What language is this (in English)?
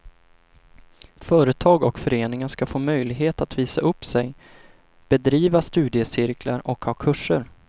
Swedish